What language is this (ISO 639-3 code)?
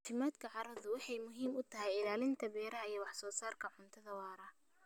som